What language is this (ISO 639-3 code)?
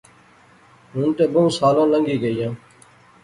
phr